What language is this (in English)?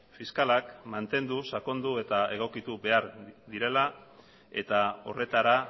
Basque